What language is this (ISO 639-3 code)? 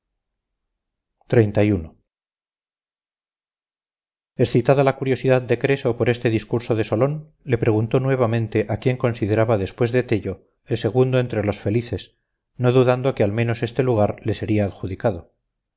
spa